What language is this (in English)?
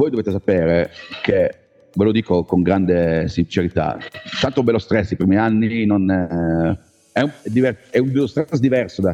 Italian